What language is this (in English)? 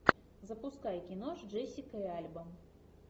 Russian